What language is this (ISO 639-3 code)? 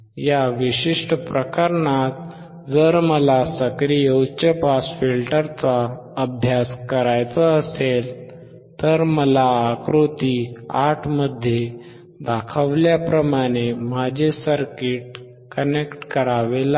mar